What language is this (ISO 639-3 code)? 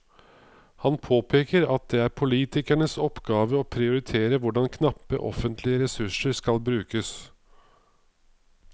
nor